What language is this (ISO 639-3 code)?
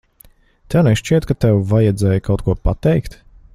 lav